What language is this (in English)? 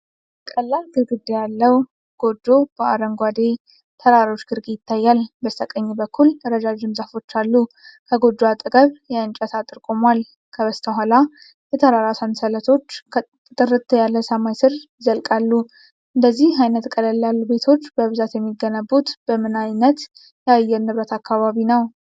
Amharic